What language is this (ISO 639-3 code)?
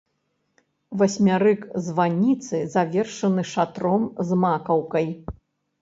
bel